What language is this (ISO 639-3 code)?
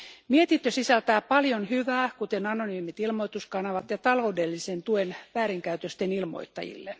fin